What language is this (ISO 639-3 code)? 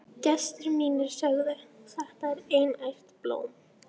isl